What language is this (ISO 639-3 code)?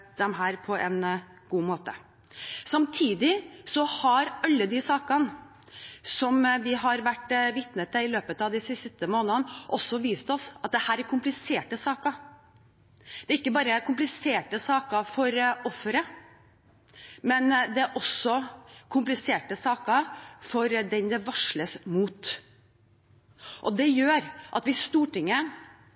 nob